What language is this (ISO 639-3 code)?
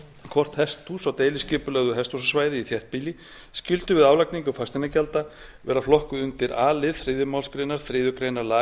isl